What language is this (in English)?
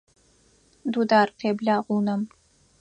Adyghe